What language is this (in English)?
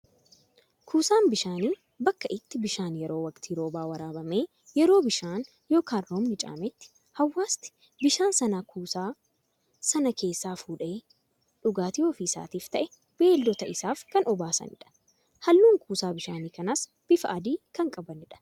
Oromo